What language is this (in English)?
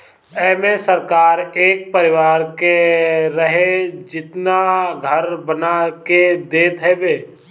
Bhojpuri